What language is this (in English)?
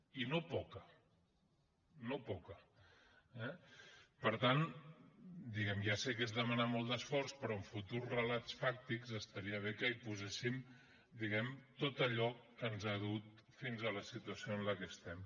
Catalan